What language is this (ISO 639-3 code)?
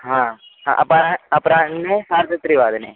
san